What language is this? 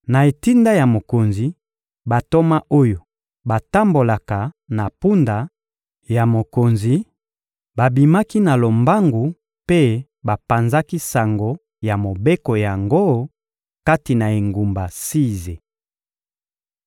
Lingala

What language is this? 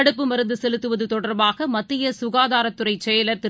Tamil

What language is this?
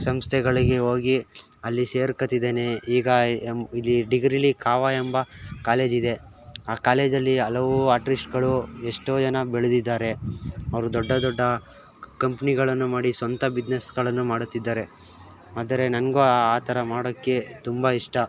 Kannada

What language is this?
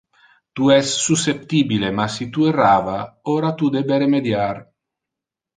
Interlingua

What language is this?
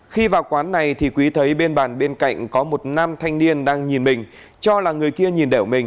Vietnamese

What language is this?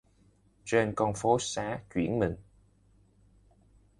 Vietnamese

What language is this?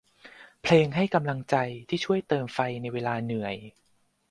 Thai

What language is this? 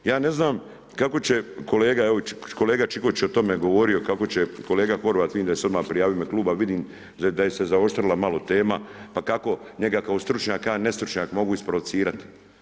Croatian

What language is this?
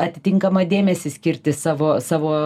Lithuanian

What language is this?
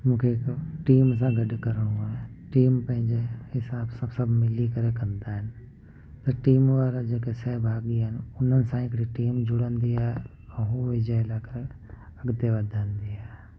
Sindhi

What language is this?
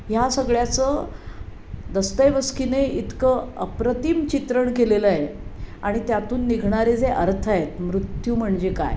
Marathi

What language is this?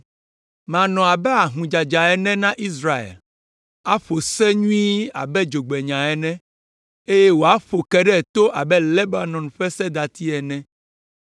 Ewe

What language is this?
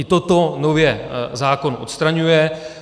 Czech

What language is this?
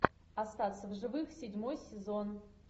Russian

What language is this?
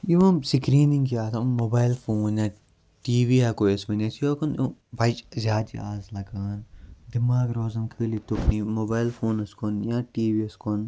Kashmiri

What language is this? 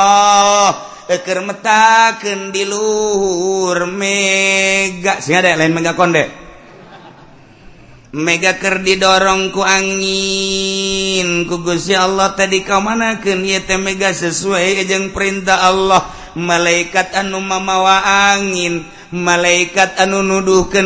Indonesian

